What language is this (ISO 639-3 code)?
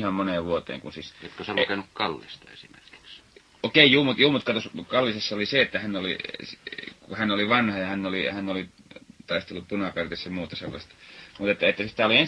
fin